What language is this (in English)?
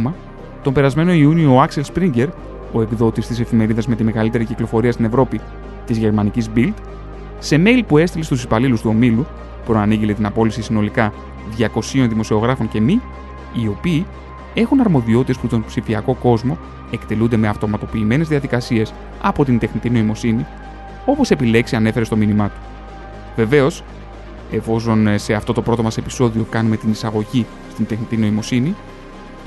Greek